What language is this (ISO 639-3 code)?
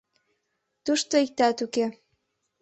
chm